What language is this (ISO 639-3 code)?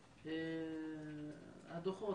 heb